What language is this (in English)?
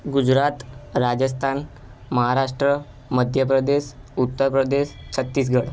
Gujarati